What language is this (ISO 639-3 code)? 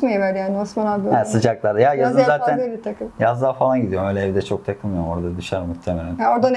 tur